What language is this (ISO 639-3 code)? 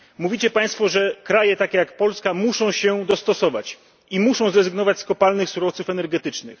pol